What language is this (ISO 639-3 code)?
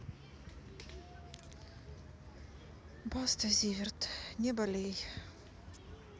rus